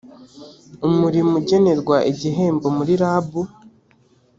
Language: Kinyarwanda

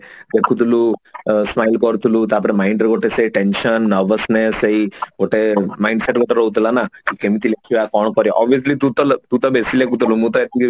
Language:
Odia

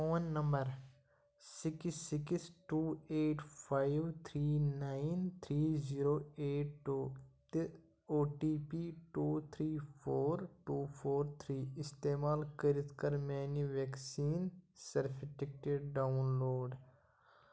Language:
Kashmiri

